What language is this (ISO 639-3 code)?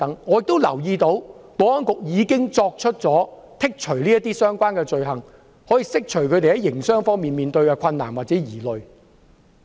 yue